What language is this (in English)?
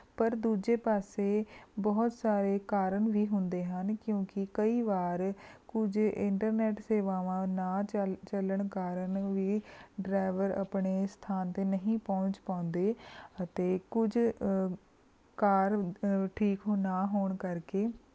Punjabi